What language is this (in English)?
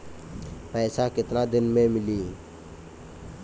Bhojpuri